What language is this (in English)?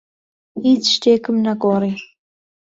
Central Kurdish